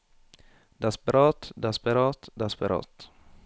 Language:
Norwegian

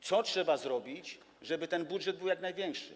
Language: Polish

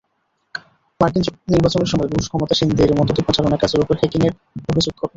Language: Bangla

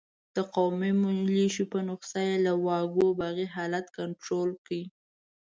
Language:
Pashto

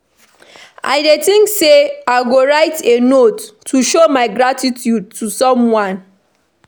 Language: Nigerian Pidgin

